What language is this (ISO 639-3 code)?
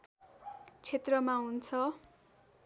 nep